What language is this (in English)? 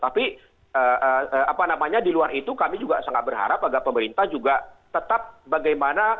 Indonesian